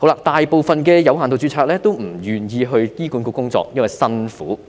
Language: Cantonese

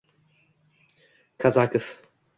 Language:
Uzbek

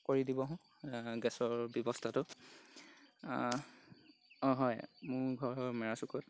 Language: Assamese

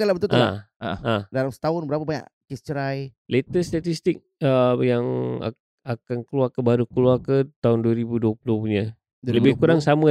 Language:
Malay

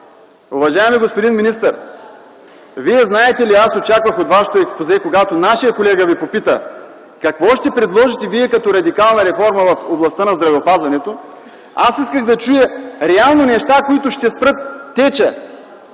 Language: Bulgarian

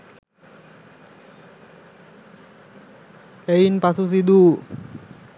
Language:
Sinhala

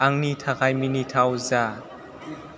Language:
Bodo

